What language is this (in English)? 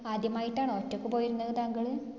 Malayalam